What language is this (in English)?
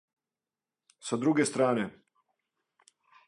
Serbian